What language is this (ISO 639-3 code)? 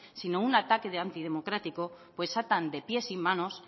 spa